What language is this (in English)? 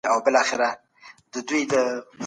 Pashto